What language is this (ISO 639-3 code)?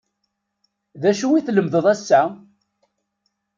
kab